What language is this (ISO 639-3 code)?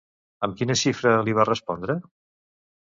cat